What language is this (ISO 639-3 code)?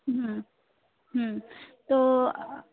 ben